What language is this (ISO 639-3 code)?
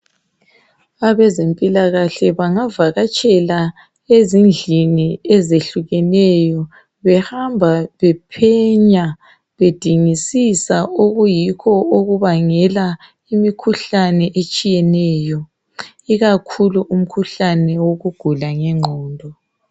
nde